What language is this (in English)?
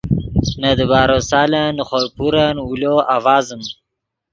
Yidgha